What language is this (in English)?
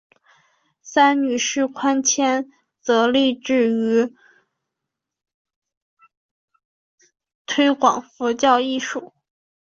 Chinese